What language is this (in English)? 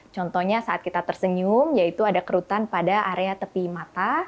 Indonesian